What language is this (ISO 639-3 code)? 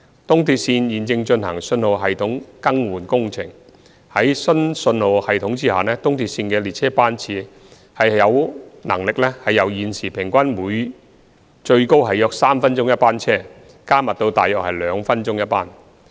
yue